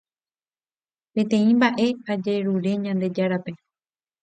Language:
Guarani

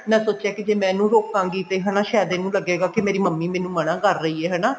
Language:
Punjabi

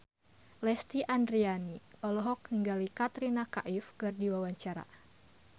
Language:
Sundanese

